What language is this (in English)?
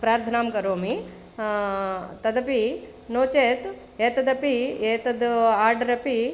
Sanskrit